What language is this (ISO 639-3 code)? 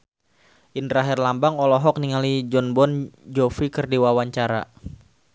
sun